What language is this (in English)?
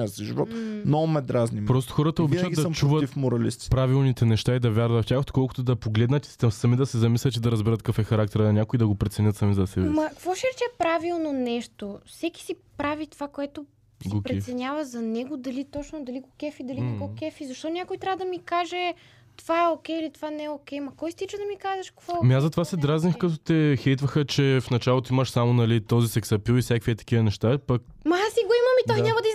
Bulgarian